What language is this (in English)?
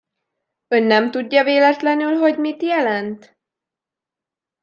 Hungarian